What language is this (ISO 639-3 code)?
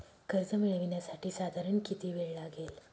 mar